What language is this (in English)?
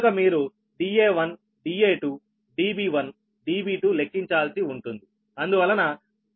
Telugu